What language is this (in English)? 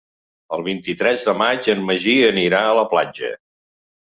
Catalan